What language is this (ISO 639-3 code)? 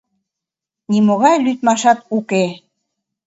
chm